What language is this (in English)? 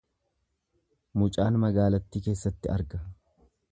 Oromo